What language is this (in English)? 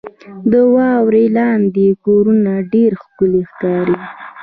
Pashto